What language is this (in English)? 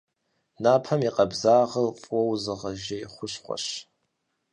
Kabardian